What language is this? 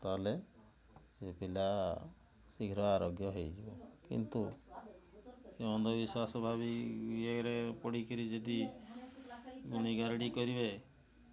Odia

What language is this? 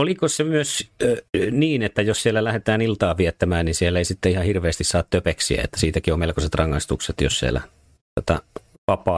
Finnish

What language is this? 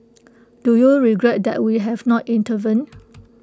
English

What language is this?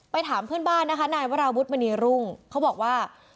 Thai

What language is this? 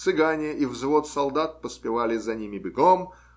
Russian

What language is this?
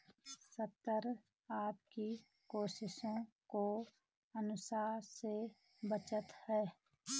Hindi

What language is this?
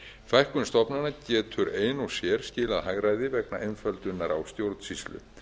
Icelandic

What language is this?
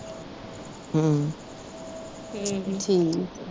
Punjabi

